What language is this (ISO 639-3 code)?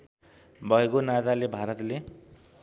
nep